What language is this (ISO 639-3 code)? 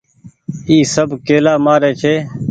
gig